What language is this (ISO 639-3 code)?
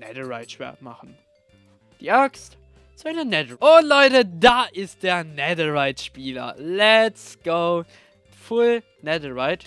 deu